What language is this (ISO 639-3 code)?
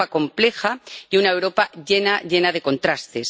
spa